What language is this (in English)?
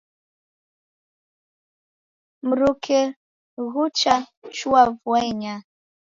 Taita